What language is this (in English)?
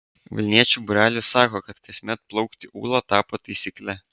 Lithuanian